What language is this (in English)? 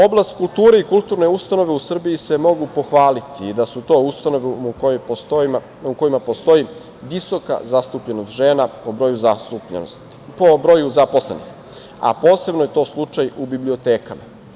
Serbian